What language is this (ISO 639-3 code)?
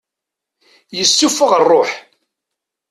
kab